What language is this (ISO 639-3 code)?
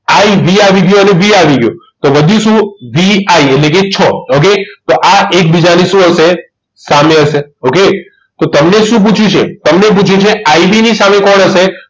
guj